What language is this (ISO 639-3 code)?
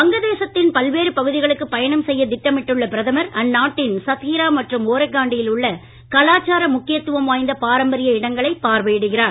tam